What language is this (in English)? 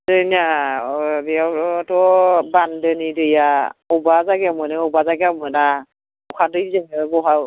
Bodo